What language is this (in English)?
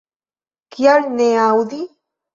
Esperanto